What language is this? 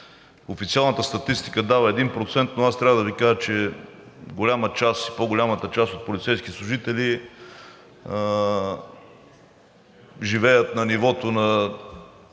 Bulgarian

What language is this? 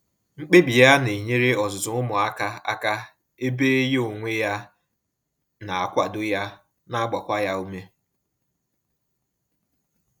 Igbo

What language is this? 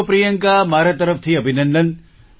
Gujarati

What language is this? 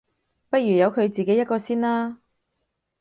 Cantonese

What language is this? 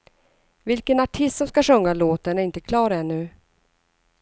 Swedish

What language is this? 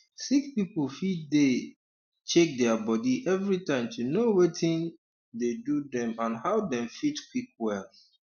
Nigerian Pidgin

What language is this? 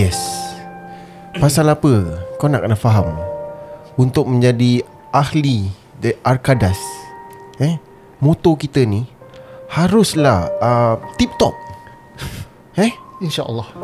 Malay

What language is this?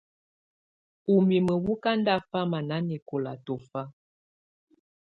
Tunen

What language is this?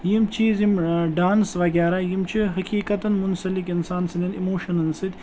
Kashmiri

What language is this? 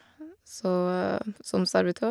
Norwegian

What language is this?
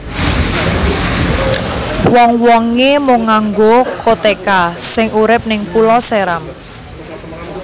Javanese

